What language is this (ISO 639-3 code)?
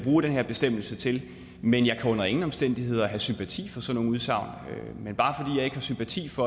dan